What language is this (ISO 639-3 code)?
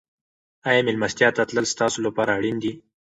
pus